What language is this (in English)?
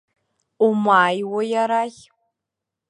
Abkhazian